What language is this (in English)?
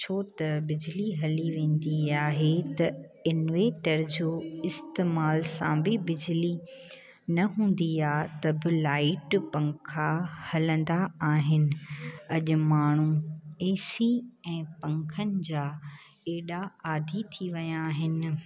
Sindhi